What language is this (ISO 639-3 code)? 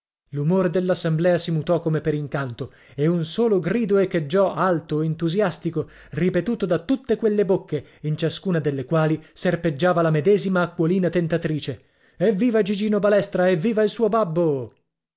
ita